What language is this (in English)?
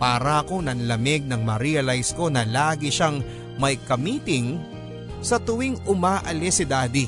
Filipino